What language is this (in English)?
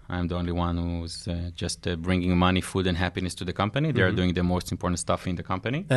English